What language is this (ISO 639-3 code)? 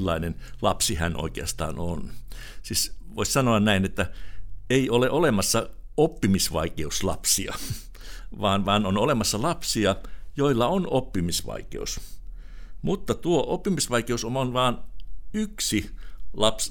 fin